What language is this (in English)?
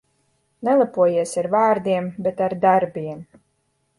Latvian